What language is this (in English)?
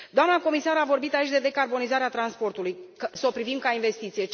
Romanian